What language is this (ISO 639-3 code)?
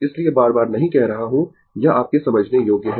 hin